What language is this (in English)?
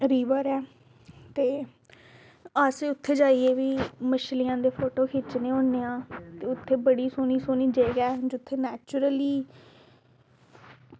Dogri